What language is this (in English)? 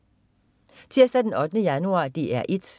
Danish